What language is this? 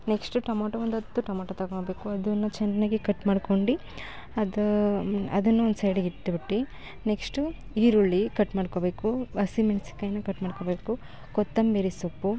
Kannada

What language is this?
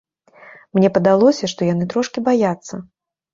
Belarusian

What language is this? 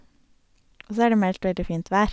Norwegian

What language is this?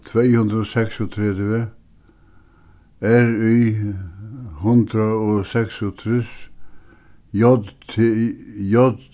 Faroese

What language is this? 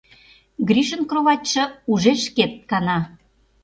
Mari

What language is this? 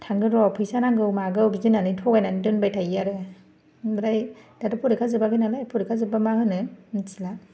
Bodo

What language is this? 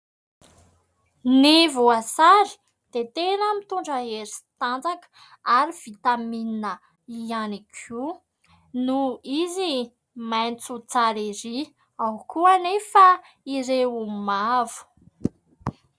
Malagasy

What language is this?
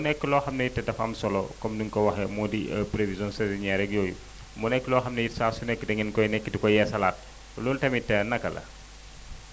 Wolof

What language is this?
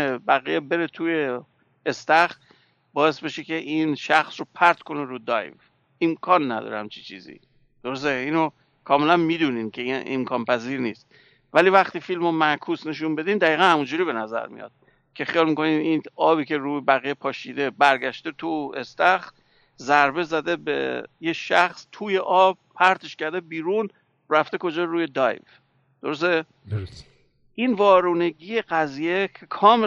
Persian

